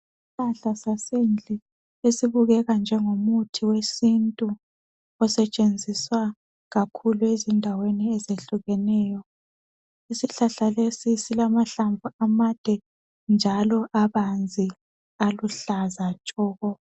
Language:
North Ndebele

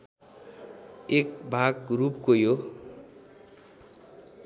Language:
Nepali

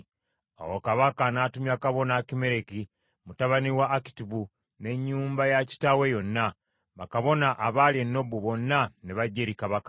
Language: Ganda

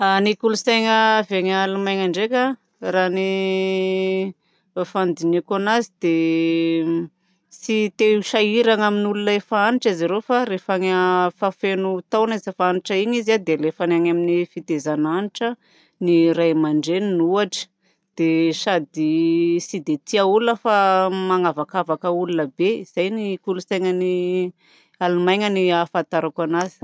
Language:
Southern Betsimisaraka Malagasy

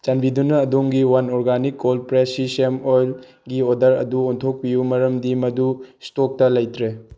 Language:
Manipuri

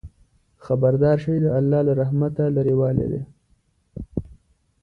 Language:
Pashto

